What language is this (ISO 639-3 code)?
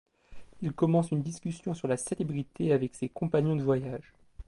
fra